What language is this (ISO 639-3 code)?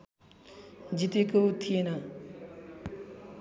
nep